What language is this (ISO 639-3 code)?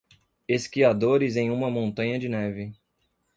por